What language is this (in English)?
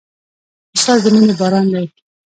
Pashto